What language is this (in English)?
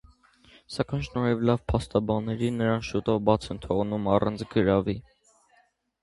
Armenian